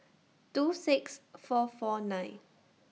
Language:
English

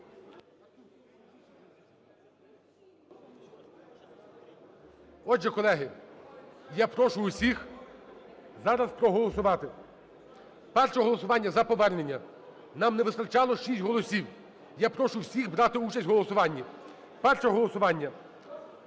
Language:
Ukrainian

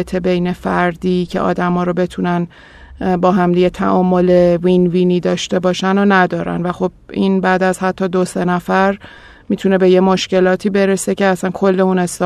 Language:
Persian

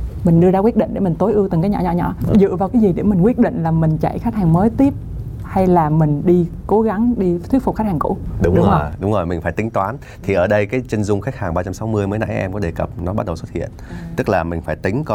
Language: Vietnamese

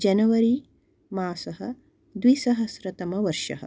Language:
Sanskrit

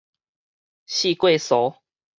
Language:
Min Nan Chinese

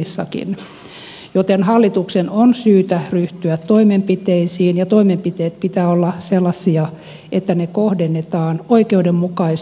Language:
Finnish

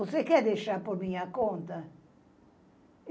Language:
Portuguese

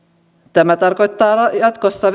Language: Finnish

